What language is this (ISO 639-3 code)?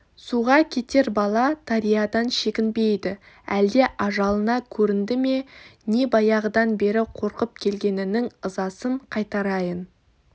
kaz